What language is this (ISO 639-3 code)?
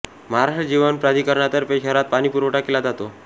mar